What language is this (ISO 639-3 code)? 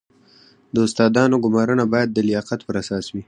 pus